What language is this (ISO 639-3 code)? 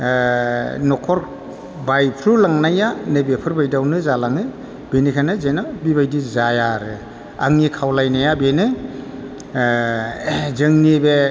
brx